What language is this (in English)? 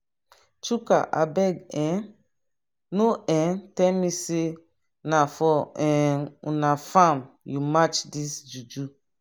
Nigerian Pidgin